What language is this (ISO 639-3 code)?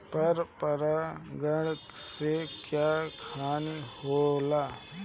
bho